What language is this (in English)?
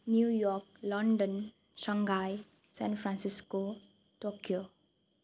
Nepali